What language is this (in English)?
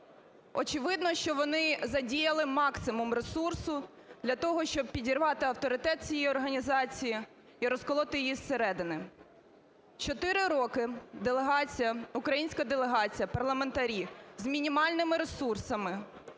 Ukrainian